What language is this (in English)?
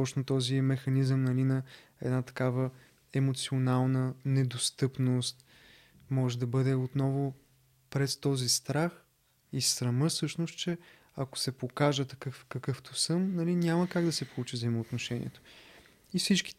Bulgarian